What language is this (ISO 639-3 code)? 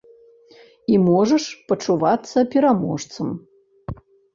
bel